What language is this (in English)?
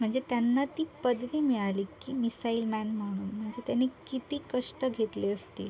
Marathi